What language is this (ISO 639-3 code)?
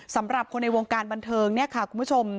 tha